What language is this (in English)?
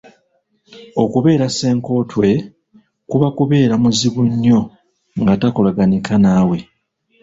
Ganda